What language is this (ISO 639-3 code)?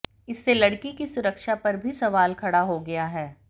hin